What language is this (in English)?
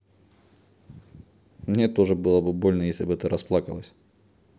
Russian